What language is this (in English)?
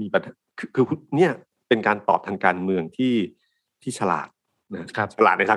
Thai